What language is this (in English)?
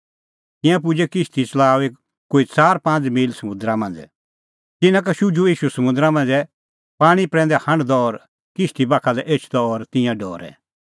Kullu Pahari